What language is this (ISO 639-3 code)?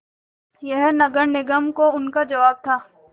hin